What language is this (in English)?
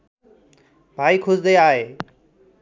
Nepali